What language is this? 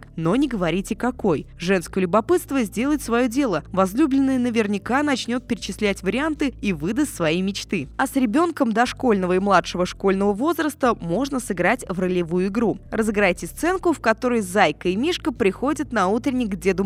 Russian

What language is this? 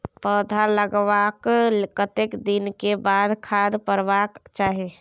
Maithili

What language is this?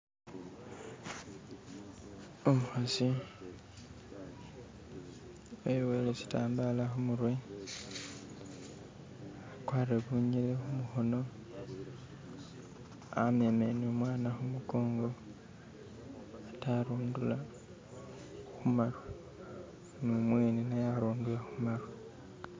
Masaaba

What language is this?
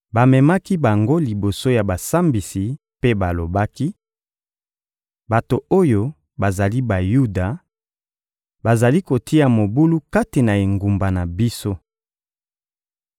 Lingala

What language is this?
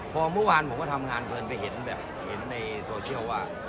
Thai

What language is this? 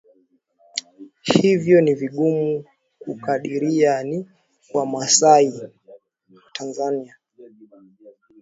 Swahili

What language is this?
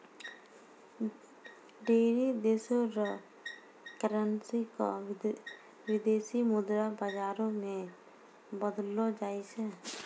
Maithili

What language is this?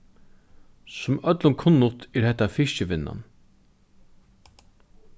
Faroese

